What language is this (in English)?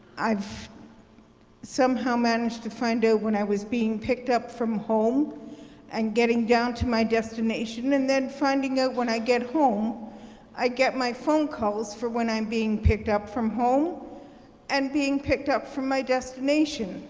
English